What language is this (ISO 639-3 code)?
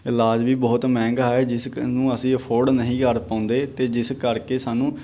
pan